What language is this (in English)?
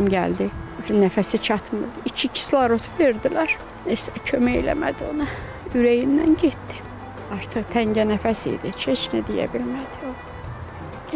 Turkish